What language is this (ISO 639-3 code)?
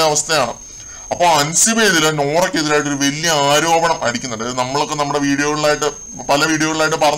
mal